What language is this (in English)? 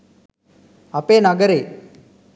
Sinhala